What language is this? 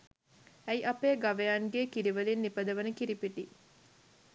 Sinhala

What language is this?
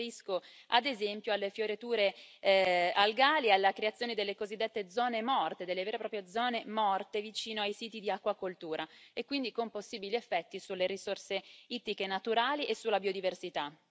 Italian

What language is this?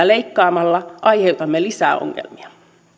Finnish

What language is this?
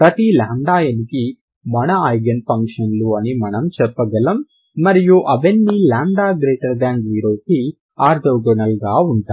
Telugu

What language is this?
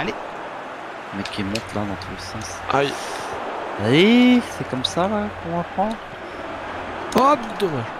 French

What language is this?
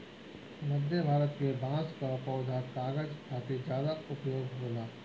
Bhojpuri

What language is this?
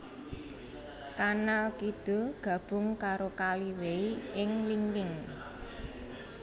Javanese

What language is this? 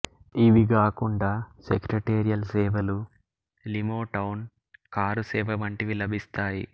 Telugu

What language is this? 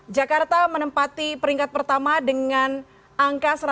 Indonesian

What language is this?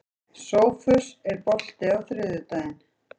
Icelandic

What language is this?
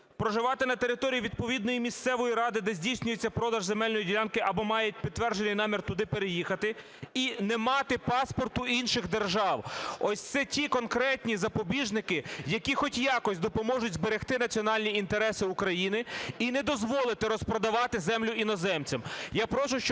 Ukrainian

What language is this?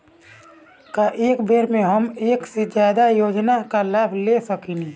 Bhojpuri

